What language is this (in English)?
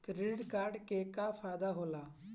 Bhojpuri